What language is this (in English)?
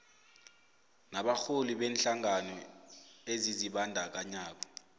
South Ndebele